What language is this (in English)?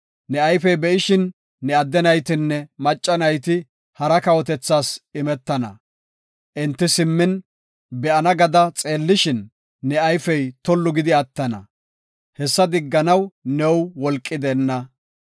Gofa